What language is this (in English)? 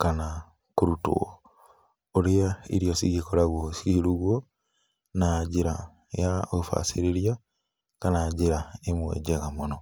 Kikuyu